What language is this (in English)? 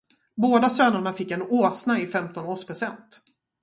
Swedish